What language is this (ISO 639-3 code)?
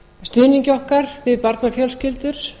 isl